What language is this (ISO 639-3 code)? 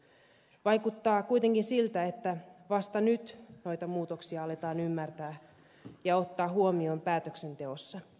fin